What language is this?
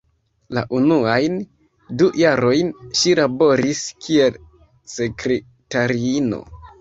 Esperanto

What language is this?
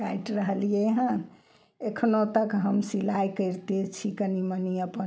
Maithili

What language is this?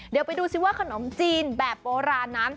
Thai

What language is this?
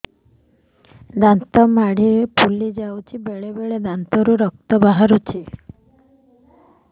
Odia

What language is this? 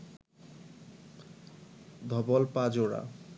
Bangla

